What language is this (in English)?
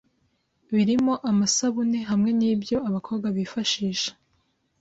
Kinyarwanda